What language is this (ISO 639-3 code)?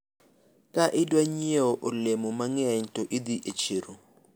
luo